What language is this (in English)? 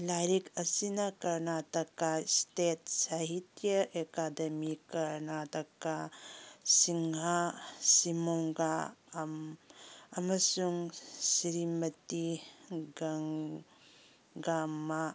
Manipuri